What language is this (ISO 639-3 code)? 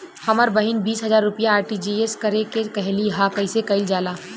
bho